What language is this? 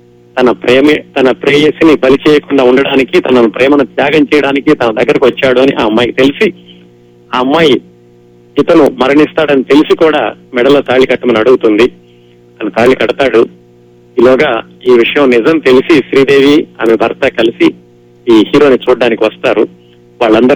Telugu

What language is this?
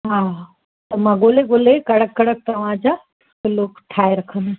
Sindhi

